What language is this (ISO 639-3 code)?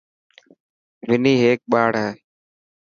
mki